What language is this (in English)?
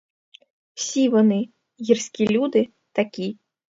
Ukrainian